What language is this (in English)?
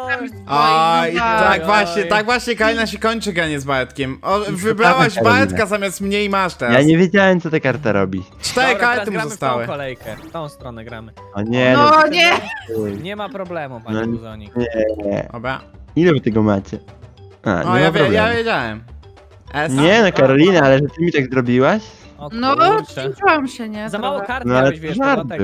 Polish